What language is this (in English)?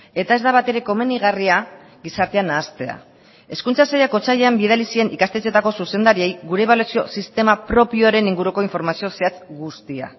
Basque